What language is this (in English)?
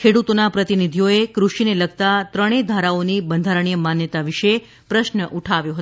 Gujarati